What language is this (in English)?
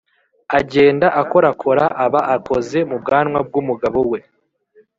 Kinyarwanda